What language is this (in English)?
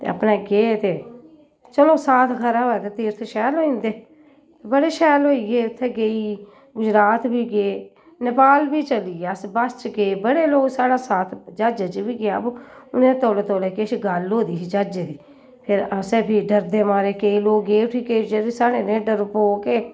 Dogri